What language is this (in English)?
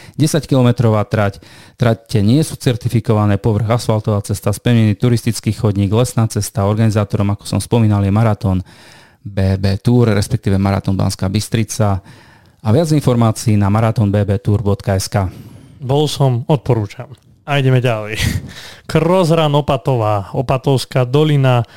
Slovak